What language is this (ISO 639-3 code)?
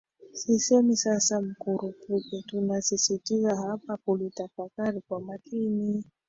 swa